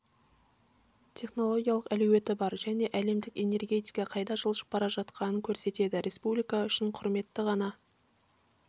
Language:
Kazakh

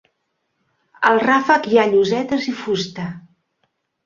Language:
Catalan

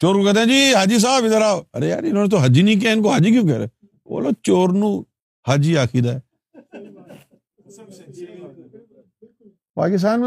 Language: Urdu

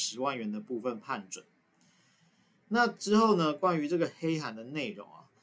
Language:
Chinese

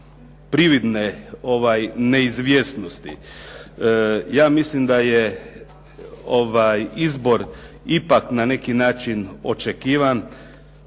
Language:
Croatian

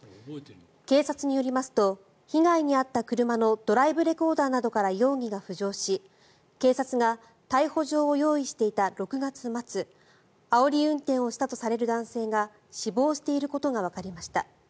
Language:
Japanese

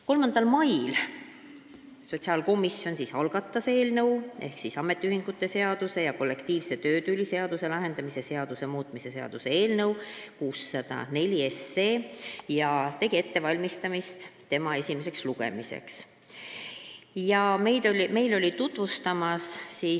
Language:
Estonian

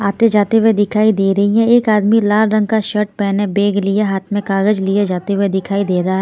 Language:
Hindi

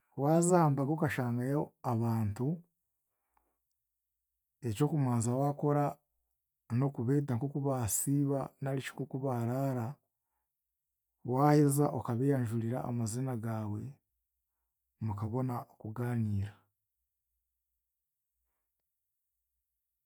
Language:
Chiga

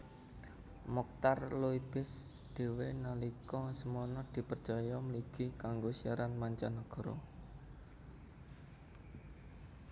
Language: Javanese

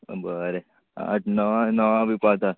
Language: Konkani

